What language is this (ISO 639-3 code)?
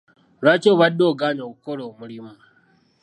lug